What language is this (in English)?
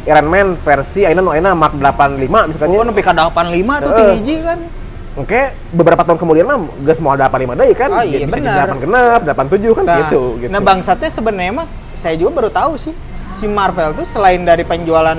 Indonesian